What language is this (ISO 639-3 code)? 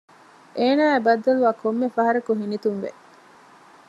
div